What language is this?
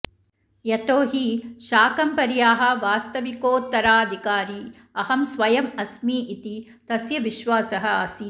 Sanskrit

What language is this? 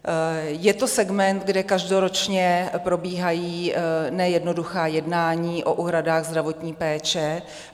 Czech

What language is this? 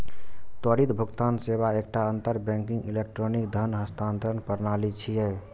Maithili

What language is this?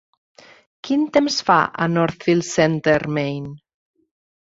Catalan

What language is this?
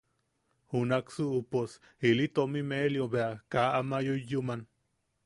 Yaqui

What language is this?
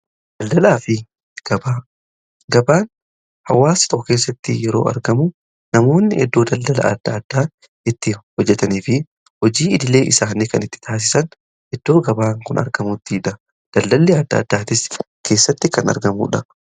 Oromo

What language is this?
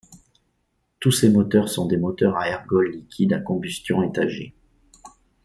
French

